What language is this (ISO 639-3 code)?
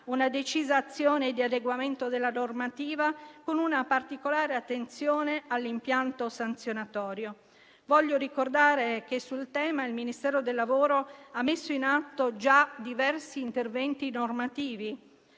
ita